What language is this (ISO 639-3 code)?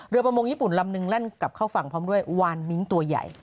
tha